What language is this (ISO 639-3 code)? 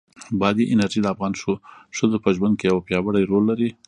pus